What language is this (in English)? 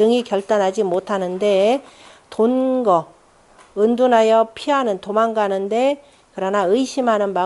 Korean